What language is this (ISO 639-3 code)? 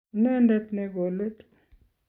kln